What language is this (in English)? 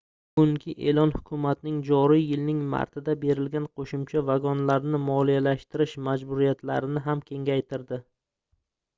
Uzbek